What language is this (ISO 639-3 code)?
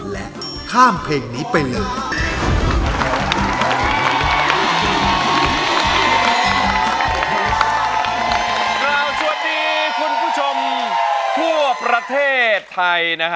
tha